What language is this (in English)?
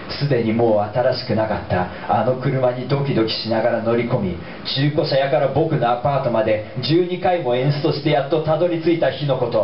Japanese